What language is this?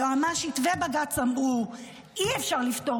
Hebrew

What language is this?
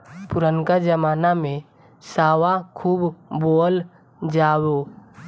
Bhojpuri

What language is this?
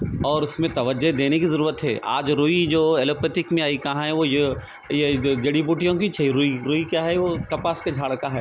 Urdu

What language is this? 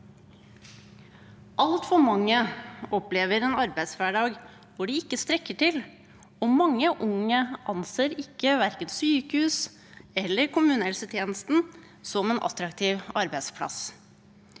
Norwegian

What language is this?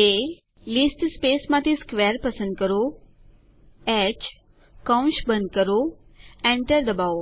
Gujarati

